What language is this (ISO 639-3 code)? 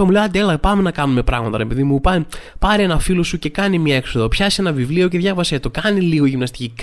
ell